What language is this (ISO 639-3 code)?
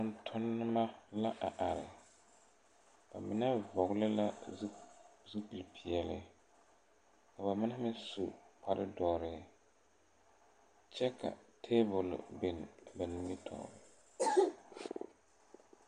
dga